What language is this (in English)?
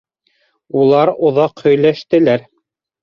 Bashkir